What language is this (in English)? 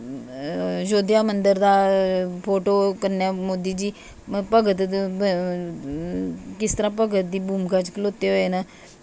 Dogri